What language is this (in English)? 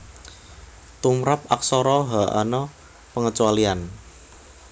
Javanese